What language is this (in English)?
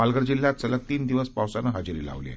Marathi